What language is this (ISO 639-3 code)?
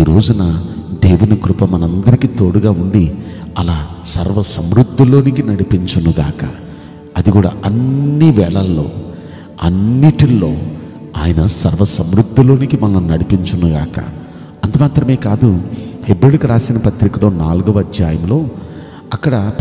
tel